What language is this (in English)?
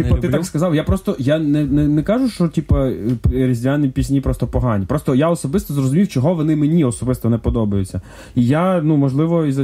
Ukrainian